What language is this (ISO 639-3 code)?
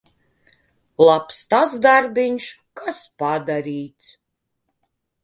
lav